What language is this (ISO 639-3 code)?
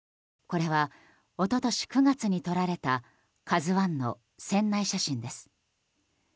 jpn